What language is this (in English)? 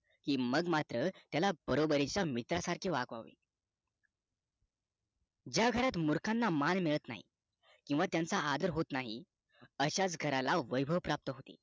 Marathi